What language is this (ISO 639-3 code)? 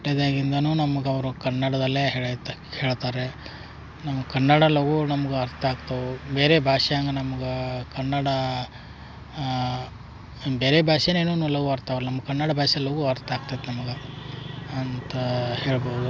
kan